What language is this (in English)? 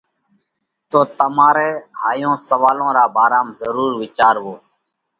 Parkari Koli